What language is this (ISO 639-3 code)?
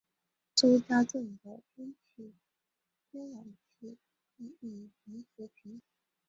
zho